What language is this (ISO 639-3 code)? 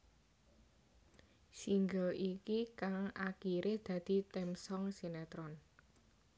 jav